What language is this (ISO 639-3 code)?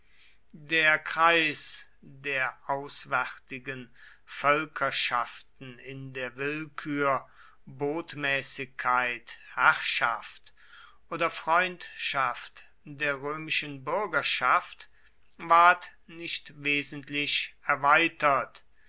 deu